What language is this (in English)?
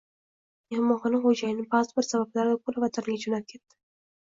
Uzbek